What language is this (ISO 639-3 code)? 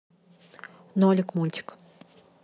rus